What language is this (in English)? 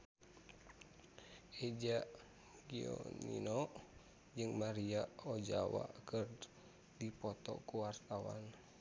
Sundanese